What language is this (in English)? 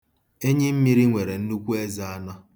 Igbo